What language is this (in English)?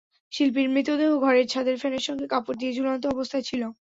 Bangla